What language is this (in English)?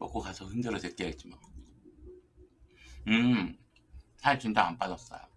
Korean